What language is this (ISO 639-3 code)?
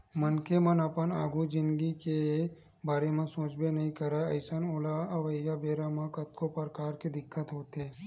hne